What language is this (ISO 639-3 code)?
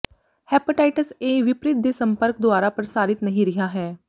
pan